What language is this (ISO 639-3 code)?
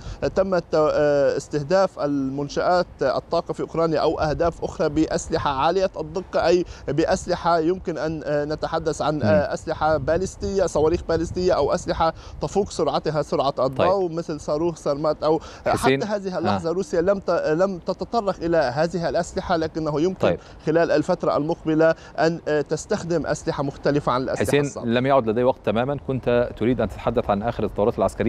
ara